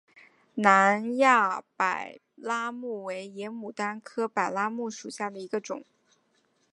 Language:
Chinese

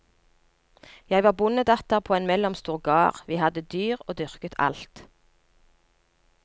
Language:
Norwegian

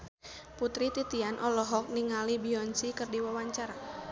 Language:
Sundanese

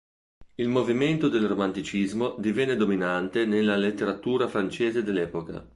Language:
Italian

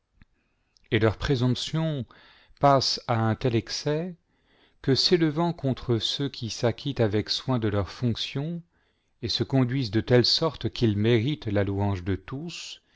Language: French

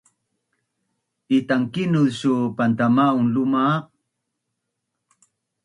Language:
Bunun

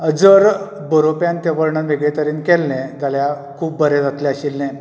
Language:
Konkani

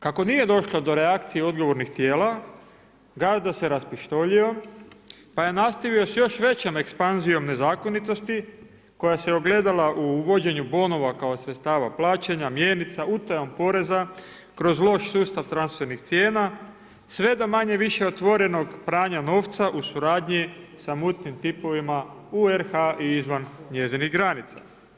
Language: Croatian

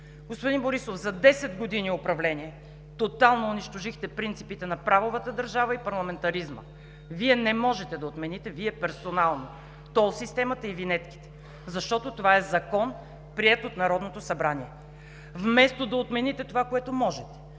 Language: Bulgarian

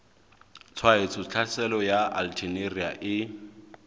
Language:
Southern Sotho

